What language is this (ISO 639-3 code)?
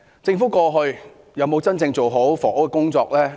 yue